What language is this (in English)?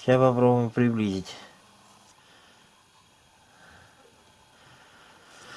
Russian